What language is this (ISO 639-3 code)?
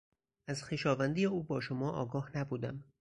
fas